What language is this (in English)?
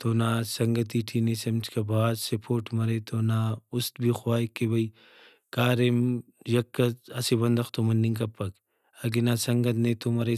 Brahui